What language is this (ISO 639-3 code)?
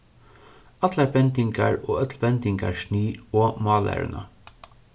fao